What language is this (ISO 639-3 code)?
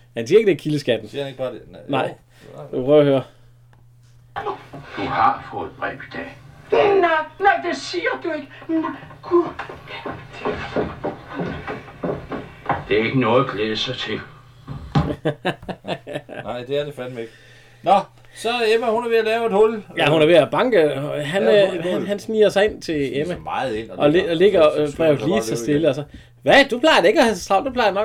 dan